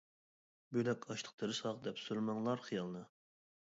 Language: Uyghur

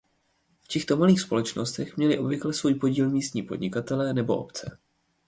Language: Czech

